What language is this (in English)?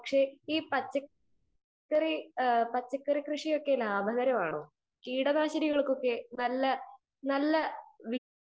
Malayalam